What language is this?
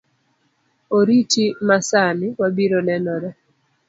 Luo (Kenya and Tanzania)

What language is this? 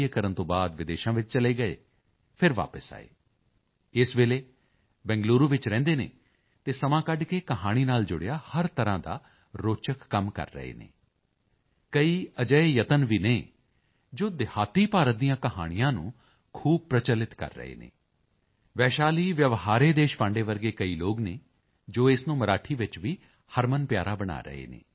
Punjabi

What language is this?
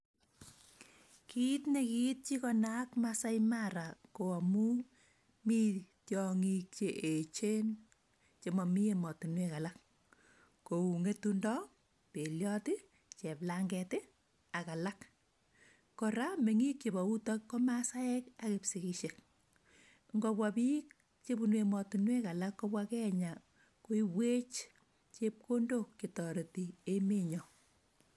Kalenjin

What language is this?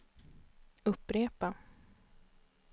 Swedish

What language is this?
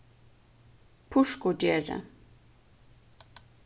Faroese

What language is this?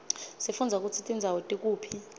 Swati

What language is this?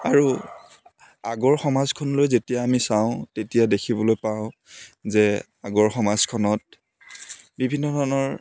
Assamese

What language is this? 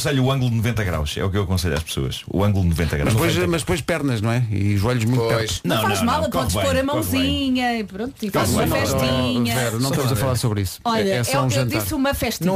Portuguese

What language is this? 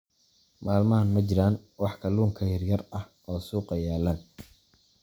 Somali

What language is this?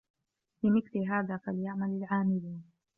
Arabic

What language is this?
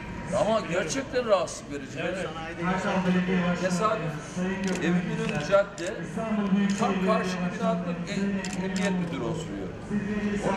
Turkish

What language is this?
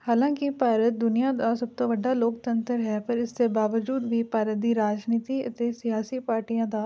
Punjabi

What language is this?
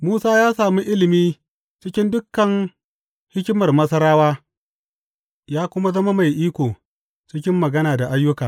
Hausa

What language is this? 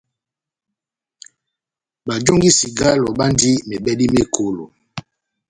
Batanga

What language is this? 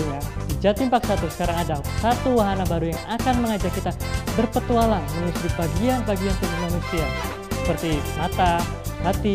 Indonesian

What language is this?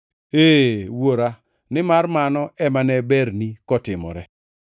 Luo (Kenya and Tanzania)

